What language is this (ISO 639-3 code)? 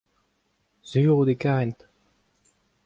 bre